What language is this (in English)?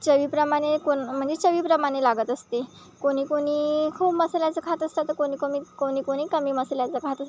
Marathi